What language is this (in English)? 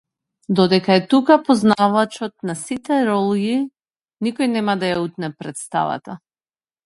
Macedonian